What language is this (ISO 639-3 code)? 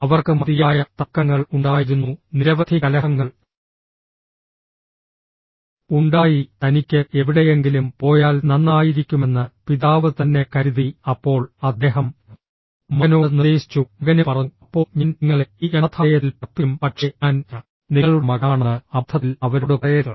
mal